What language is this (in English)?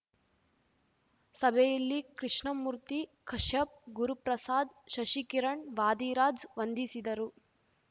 Kannada